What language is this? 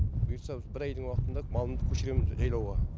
Kazakh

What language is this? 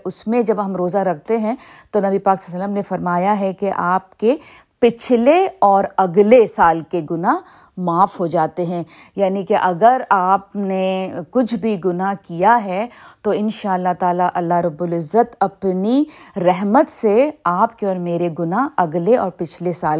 Urdu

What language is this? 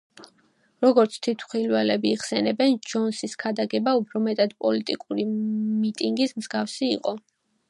Georgian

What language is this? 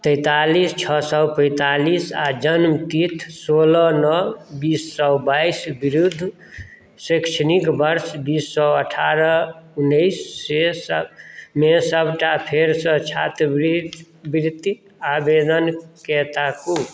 Maithili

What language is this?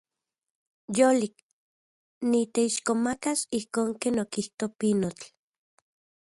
Central Puebla Nahuatl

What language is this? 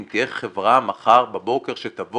Hebrew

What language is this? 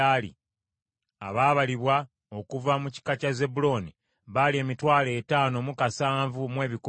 Ganda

